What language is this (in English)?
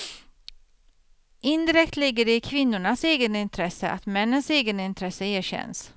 Swedish